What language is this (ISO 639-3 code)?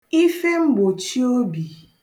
ibo